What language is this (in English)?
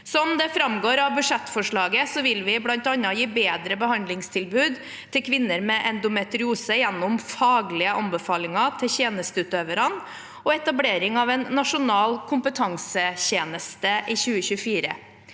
Norwegian